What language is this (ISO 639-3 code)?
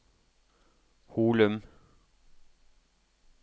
nor